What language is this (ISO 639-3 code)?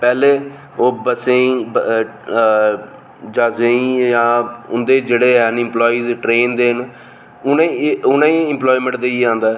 doi